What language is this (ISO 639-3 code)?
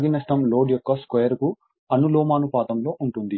tel